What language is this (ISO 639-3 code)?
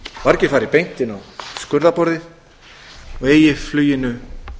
isl